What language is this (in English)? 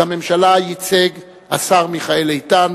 Hebrew